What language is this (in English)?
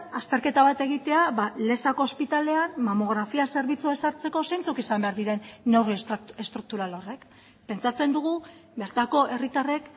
Basque